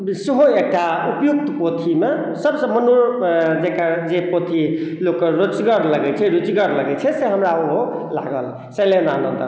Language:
Maithili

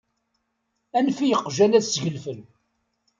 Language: Kabyle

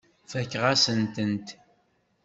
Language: Kabyle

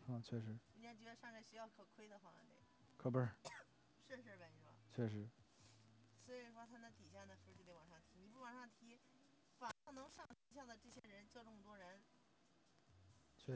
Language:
Chinese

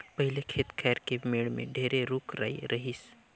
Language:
Chhattisgarhi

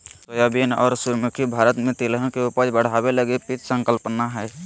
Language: Magahi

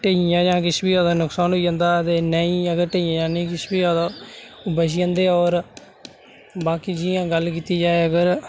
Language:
Dogri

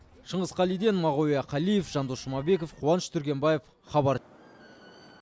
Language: Kazakh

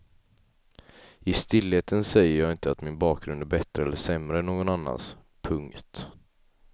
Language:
Swedish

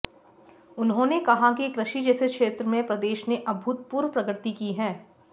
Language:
Hindi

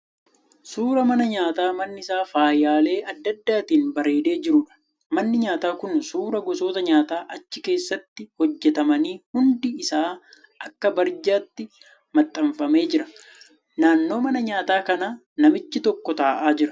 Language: Oromo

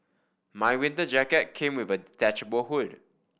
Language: English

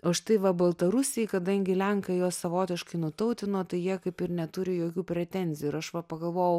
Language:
Lithuanian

